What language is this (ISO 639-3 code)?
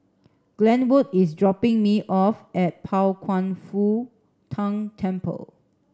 eng